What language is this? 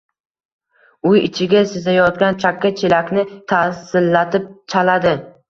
Uzbek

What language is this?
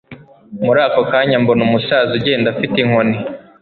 Kinyarwanda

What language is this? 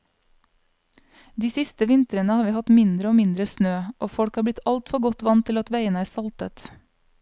Norwegian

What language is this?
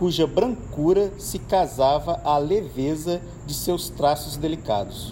Portuguese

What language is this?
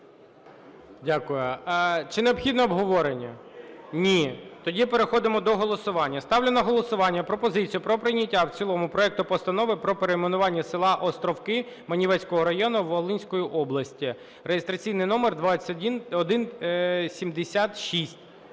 Ukrainian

